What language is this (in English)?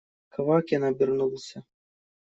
Russian